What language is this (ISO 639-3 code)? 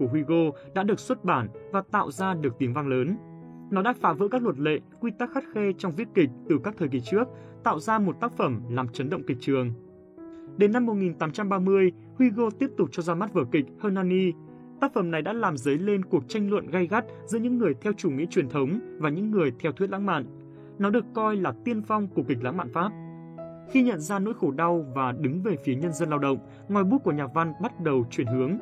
vie